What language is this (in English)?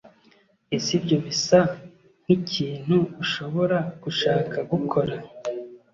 Kinyarwanda